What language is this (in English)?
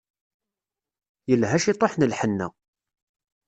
Kabyle